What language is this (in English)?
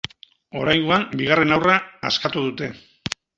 Basque